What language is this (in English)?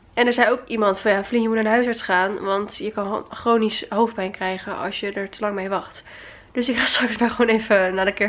Dutch